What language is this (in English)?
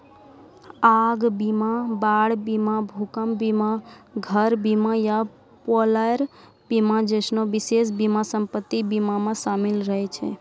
Maithili